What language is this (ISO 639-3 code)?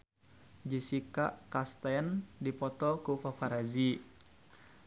sun